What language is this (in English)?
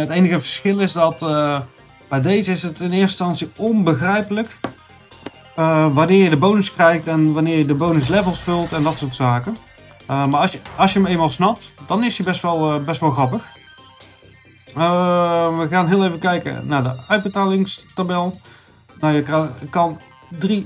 Dutch